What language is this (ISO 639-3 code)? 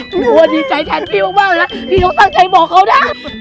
tha